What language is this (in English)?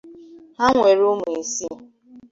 Igbo